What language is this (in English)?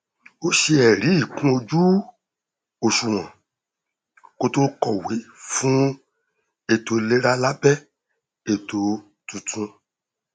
Yoruba